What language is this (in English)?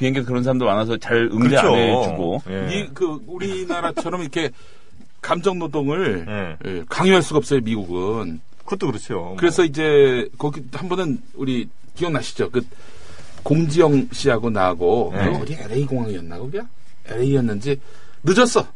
Korean